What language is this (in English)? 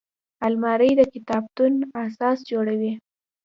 Pashto